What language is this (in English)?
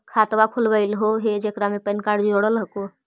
Magahi